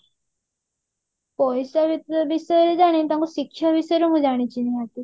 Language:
Odia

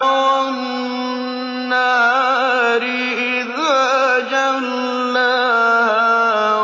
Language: Arabic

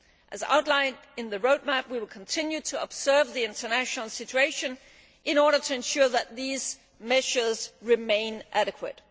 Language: English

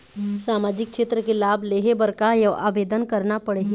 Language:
Chhattisgarhi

